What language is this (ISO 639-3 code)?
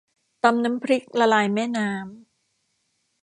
tha